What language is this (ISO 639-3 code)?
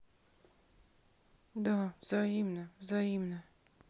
rus